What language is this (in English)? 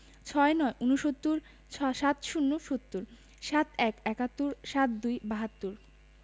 Bangla